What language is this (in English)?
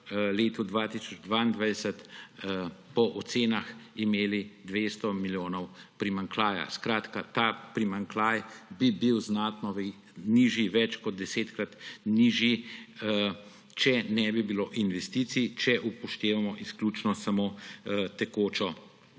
Slovenian